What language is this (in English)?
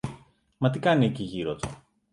Greek